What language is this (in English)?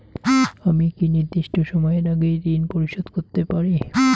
Bangla